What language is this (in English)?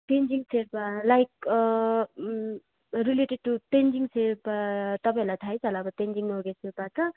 Nepali